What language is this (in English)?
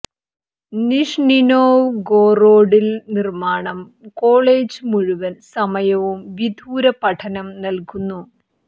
Malayalam